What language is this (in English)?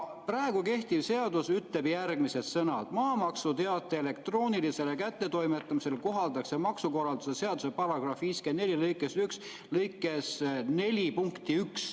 Estonian